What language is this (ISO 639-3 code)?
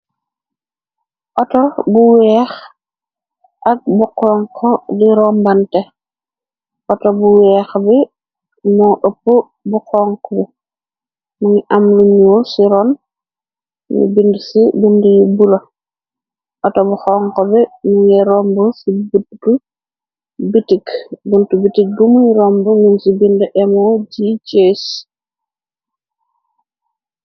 wol